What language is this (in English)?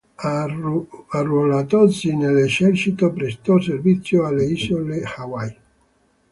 Italian